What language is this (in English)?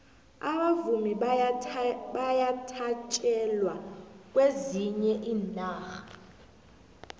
South Ndebele